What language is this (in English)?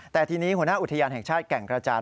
Thai